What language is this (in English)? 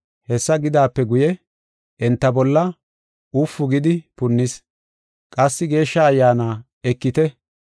Gofa